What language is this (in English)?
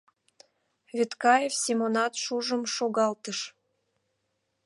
Mari